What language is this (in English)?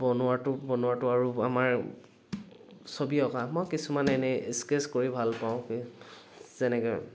Assamese